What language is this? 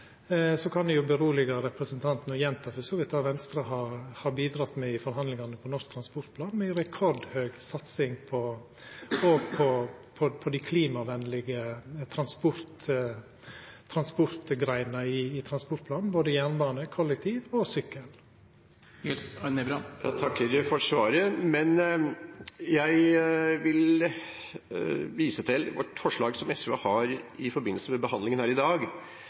Norwegian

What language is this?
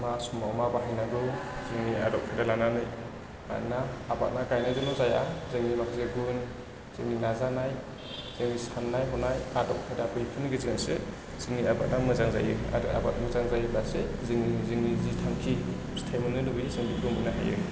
Bodo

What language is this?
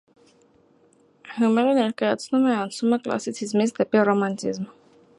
Armenian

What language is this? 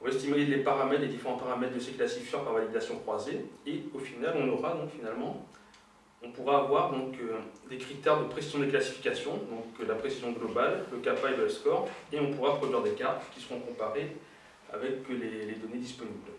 French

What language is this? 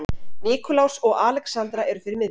Icelandic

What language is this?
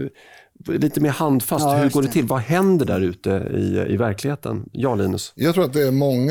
Swedish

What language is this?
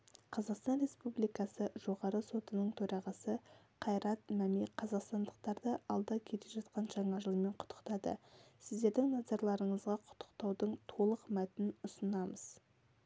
Kazakh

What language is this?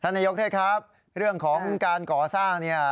Thai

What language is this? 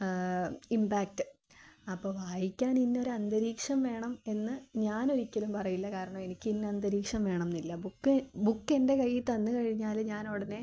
Malayalam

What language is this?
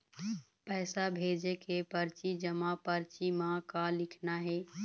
Chhattisgarhi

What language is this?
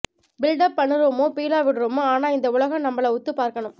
Tamil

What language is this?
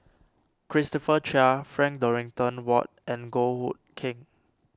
English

